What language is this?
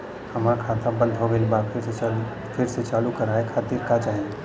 Bhojpuri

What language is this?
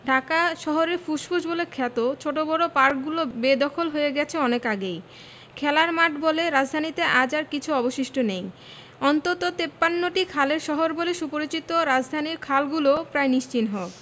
Bangla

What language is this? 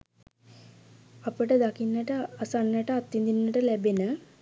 Sinhala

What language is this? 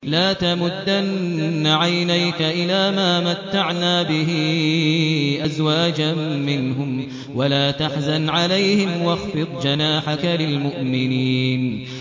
Arabic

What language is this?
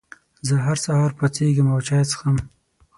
Pashto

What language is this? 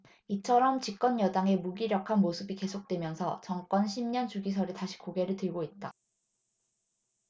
Korean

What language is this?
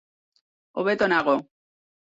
Basque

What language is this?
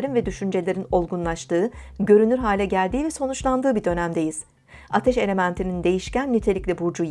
Turkish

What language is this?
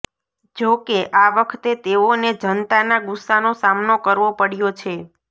Gujarati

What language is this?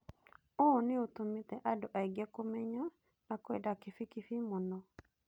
Kikuyu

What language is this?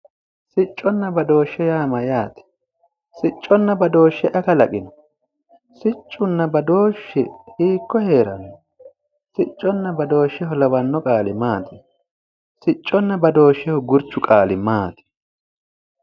Sidamo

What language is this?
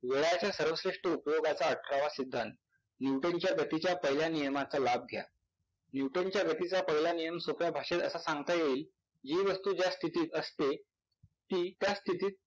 Marathi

